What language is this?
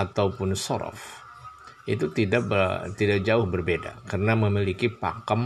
Indonesian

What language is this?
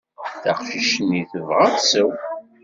Kabyle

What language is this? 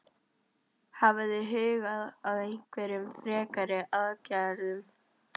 Icelandic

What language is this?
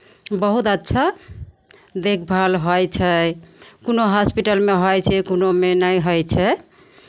Maithili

